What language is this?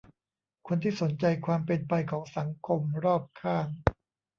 Thai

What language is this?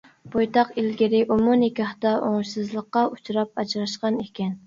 Uyghur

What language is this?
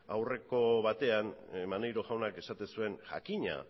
Basque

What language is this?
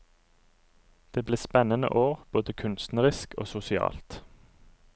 Norwegian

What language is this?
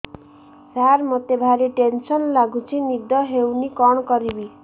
Odia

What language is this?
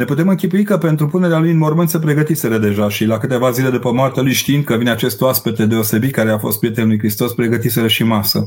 Romanian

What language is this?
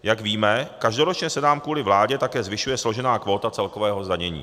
Czech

